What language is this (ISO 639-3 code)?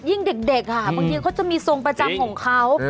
tha